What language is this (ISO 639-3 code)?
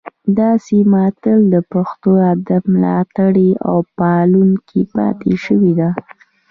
pus